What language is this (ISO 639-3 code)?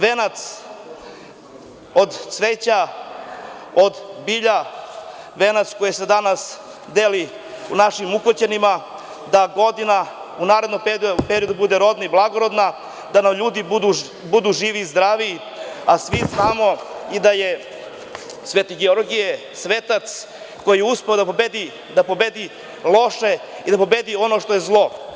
srp